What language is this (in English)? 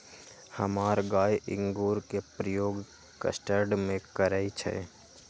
Magahi